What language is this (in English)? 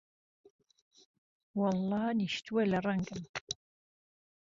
Central Kurdish